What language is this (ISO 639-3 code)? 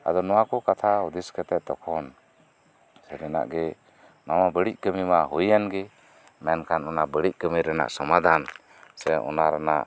sat